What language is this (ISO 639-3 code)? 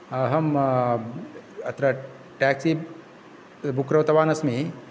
san